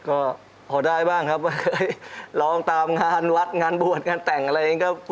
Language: Thai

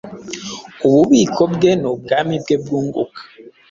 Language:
Kinyarwanda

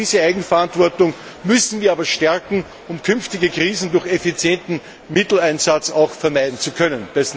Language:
German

